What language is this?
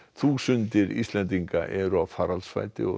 Icelandic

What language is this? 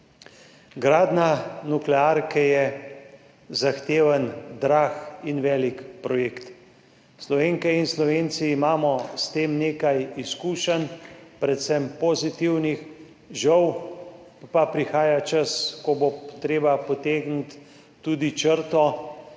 Slovenian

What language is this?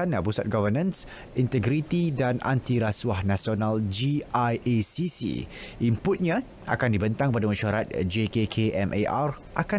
Malay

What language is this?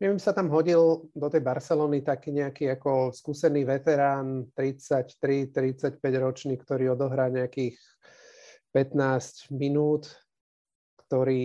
Slovak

